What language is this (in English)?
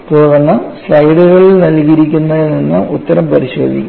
Malayalam